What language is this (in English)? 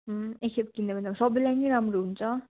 Nepali